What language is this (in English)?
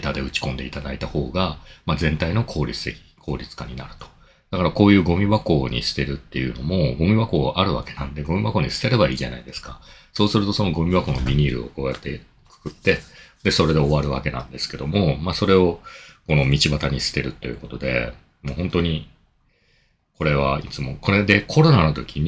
Japanese